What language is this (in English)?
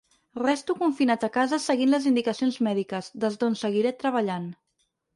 Catalan